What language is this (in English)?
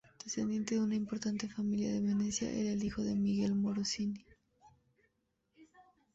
Spanish